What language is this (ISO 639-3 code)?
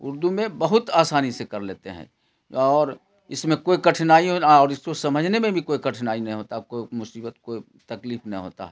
urd